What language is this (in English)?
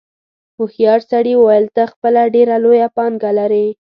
Pashto